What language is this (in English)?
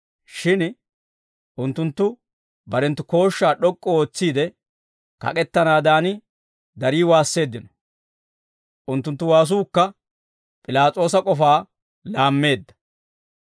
Dawro